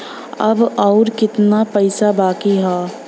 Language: Bhojpuri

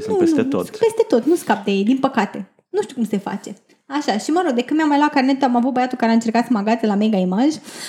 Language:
Romanian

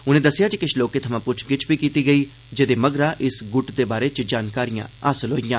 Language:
Dogri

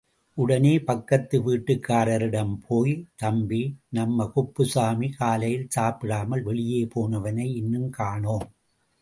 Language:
Tamil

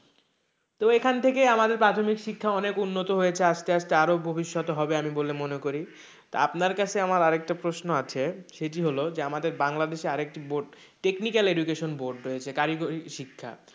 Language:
Bangla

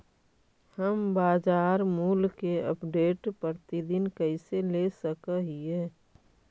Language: Magahi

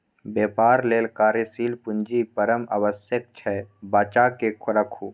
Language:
Maithili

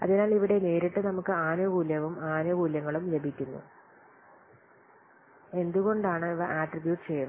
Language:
Malayalam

